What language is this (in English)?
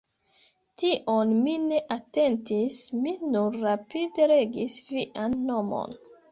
Esperanto